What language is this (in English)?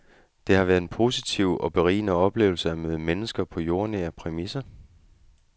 Danish